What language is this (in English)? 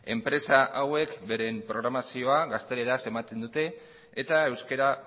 Basque